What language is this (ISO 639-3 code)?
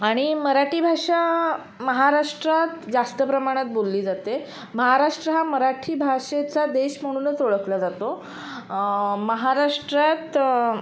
mar